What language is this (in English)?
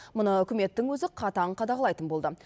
Kazakh